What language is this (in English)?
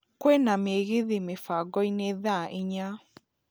Kikuyu